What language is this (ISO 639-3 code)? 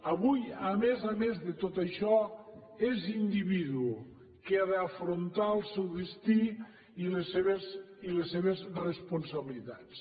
cat